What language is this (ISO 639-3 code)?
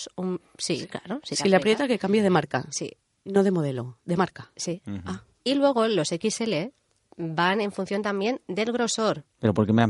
spa